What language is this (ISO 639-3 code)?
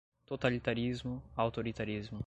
por